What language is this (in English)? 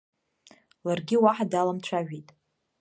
Abkhazian